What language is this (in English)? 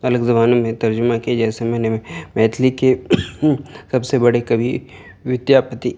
Urdu